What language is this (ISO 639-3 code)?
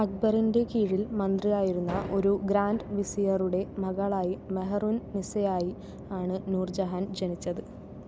mal